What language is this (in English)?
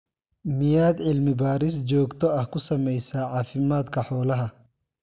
Somali